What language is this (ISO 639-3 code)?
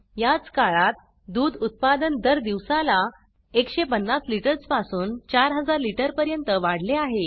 mar